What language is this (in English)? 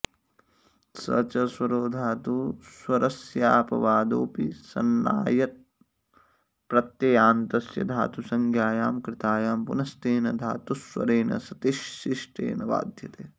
Sanskrit